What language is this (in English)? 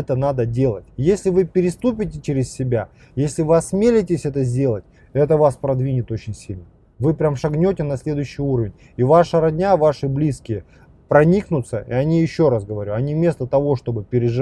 Russian